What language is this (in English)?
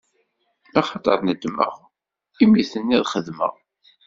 Kabyle